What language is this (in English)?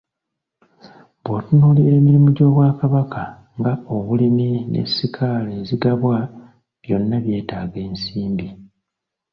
Ganda